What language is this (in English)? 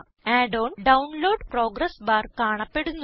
Malayalam